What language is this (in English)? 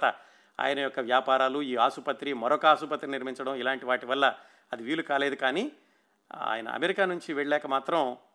Telugu